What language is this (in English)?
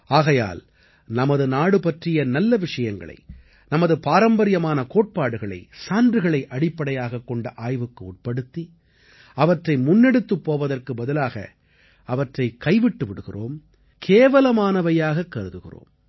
Tamil